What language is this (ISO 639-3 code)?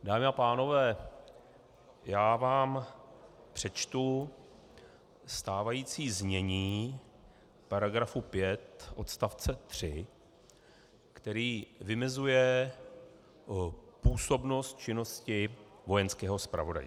ces